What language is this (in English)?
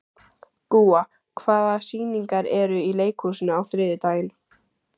Icelandic